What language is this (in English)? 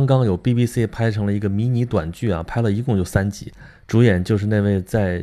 Chinese